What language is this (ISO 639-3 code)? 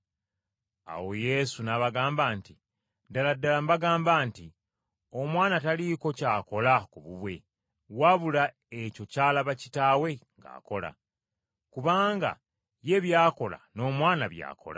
lug